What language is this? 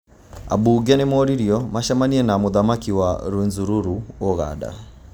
Kikuyu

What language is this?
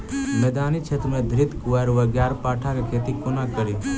Maithili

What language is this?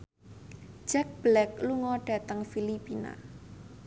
Javanese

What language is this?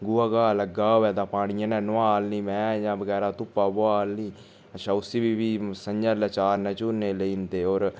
Dogri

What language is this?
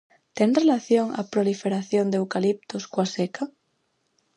Galician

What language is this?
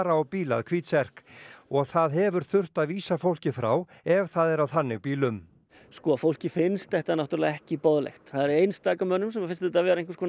Icelandic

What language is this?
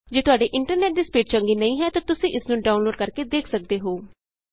Punjabi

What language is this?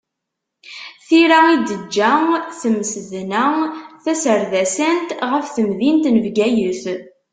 Kabyle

